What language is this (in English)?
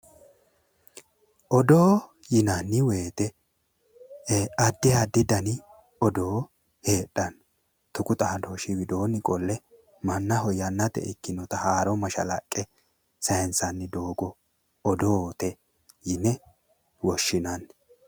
Sidamo